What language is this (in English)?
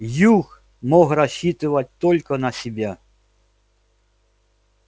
Russian